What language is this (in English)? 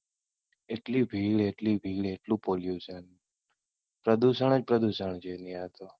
Gujarati